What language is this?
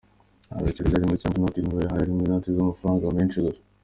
Kinyarwanda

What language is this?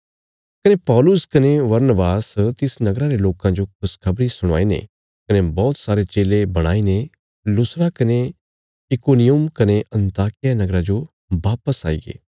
Bilaspuri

